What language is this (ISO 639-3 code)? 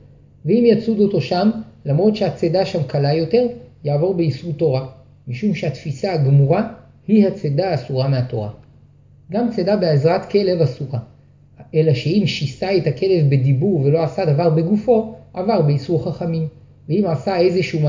heb